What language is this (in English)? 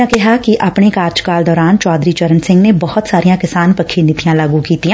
Punjabi